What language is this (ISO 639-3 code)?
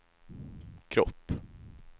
swe